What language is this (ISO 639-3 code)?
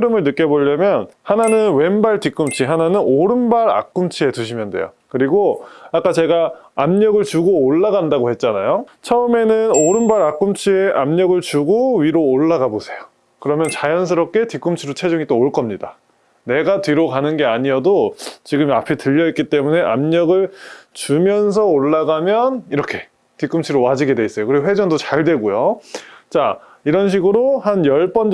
kor